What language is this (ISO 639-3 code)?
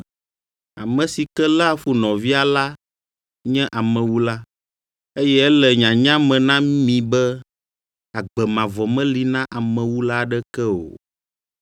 ewe